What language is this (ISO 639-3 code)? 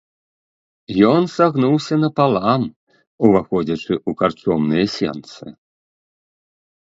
bel